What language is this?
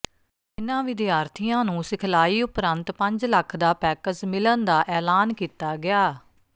Punjabi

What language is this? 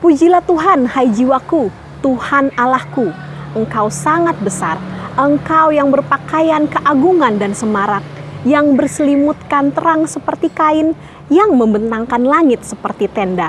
Indonesian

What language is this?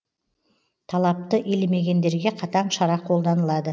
Kazakh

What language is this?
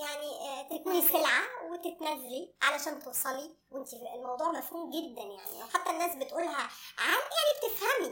Arabic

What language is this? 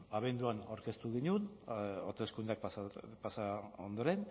Basque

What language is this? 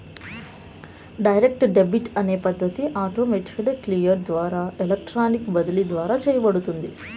Telugu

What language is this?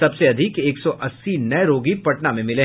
Hindi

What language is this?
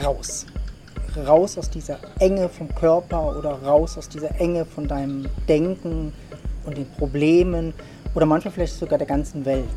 German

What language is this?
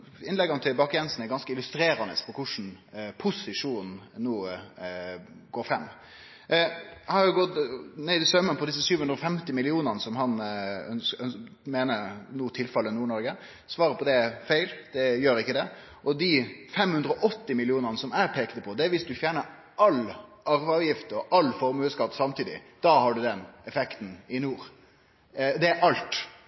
Norwegian Nynorsk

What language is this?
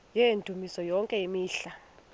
Xhosa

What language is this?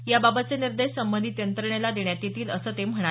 Marathi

